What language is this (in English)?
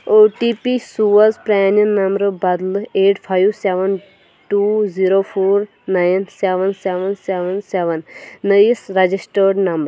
Kashmiri